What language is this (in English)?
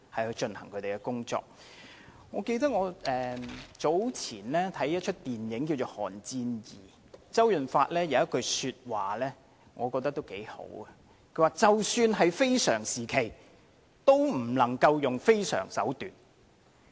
Cantonese